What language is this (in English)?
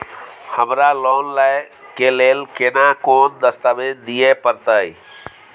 Maithili